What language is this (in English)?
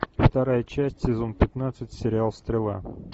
Russian